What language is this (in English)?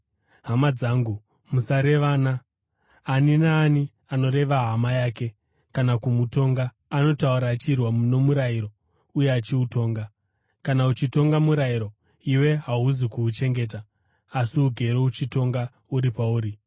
Shona